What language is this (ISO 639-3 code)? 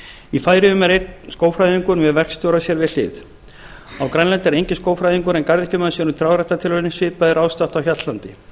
isl